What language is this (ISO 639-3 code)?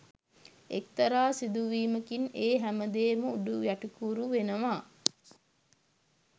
sin